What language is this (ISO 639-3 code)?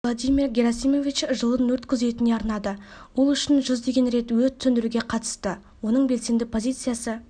kaz